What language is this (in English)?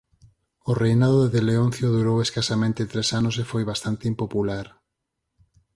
Galician